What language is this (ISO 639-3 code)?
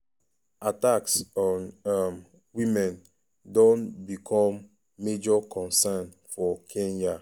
pcm